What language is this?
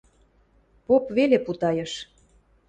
Western Mari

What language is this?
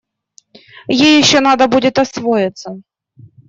Russian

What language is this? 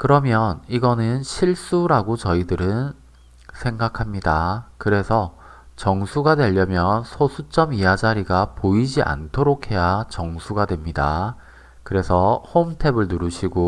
Korean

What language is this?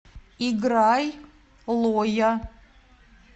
Russian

